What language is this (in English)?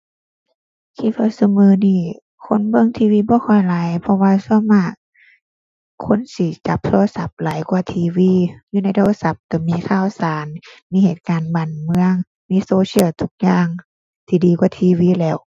Thai